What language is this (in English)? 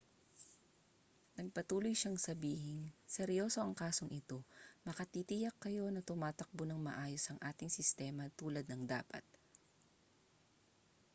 Filipino